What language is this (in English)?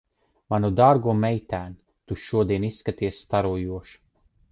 Latvian